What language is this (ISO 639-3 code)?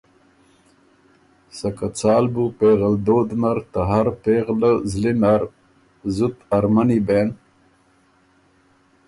oru